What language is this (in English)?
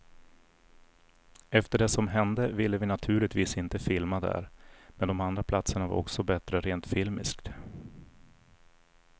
Swedish